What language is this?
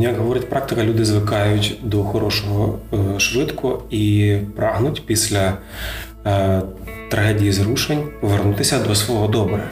Ukrainian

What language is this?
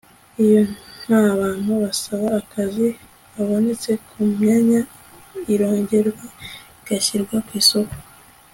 Kinyarwanda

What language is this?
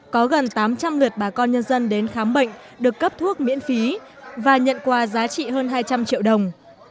Vietnamese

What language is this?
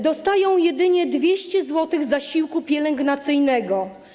Polish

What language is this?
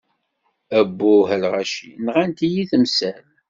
Kabyle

